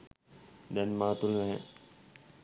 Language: Sinhala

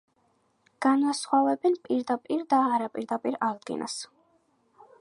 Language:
Georgian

